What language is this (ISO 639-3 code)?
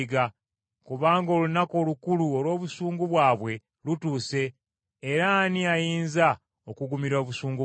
lug